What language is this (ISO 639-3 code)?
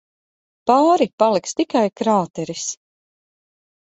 lav